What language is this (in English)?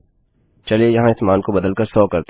Hindi